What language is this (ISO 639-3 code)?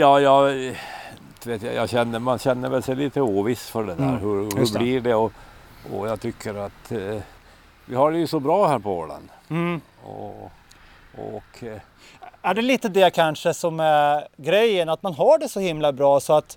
swe